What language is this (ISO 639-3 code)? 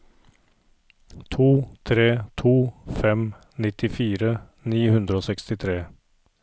nor